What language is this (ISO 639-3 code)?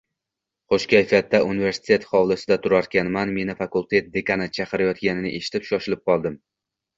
uzb